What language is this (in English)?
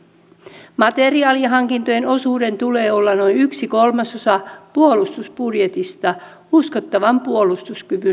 Finnish